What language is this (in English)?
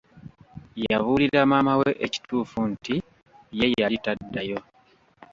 Ganda